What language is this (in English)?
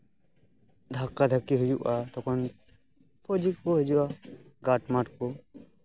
Santali